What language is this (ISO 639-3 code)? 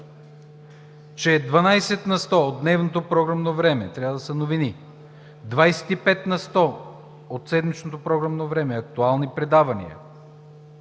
bul